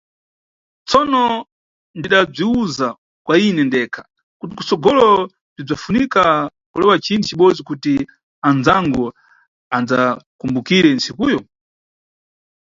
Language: Nyungwe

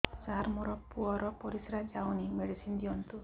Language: Odia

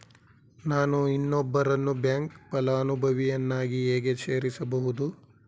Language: Kannada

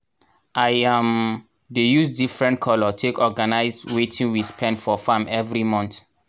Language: Nigerian Pidgin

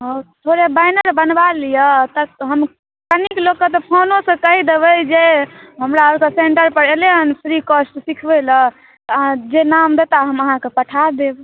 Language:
Maithili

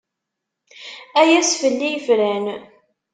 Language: Kabyle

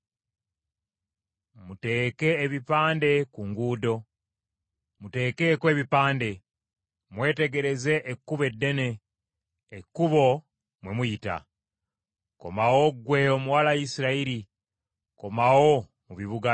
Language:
Ganda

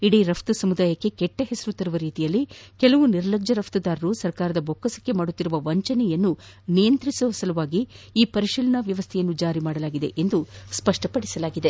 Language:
Kannada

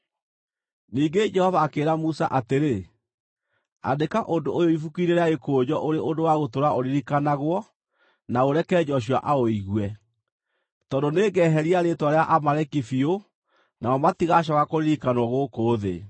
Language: Kikuyu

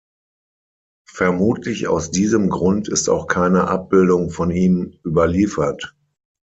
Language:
German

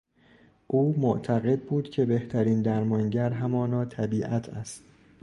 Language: Persian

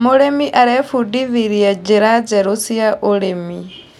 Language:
Kikuyu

